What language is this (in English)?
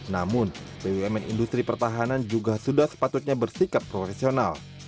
Indonesian